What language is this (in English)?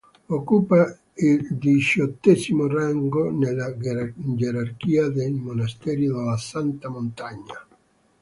Italian